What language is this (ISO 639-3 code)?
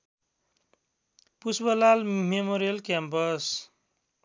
nep